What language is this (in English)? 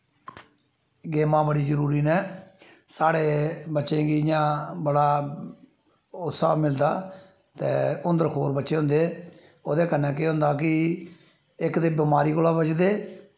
Dogri